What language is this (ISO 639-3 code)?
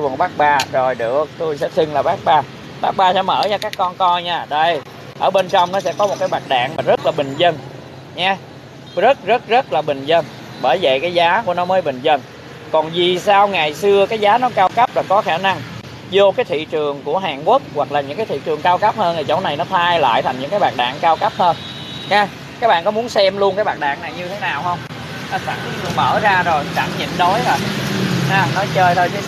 vie